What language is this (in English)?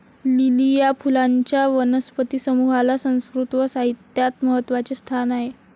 Marathi